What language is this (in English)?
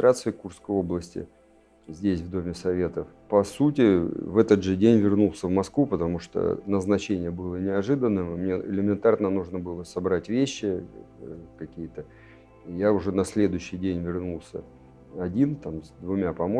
Russian